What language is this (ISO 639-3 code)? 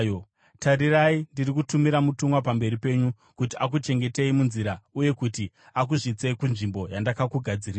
sna